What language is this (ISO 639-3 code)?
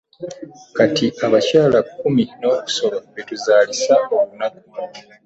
lug